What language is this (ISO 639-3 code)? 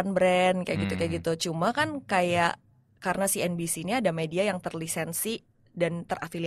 ind